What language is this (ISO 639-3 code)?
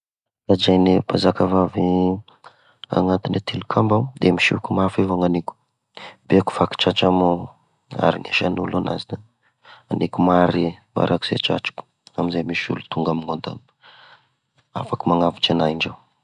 tkg